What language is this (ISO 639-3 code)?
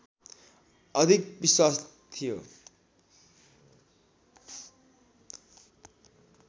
nep